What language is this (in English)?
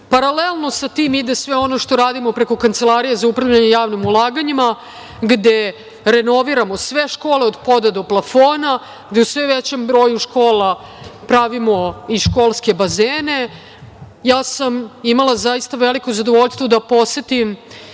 Serbian